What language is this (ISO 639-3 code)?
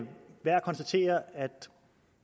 dan